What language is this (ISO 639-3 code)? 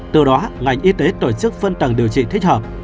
vie